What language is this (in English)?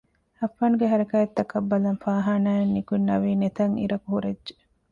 Divehi